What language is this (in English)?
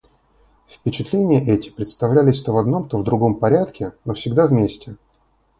Russian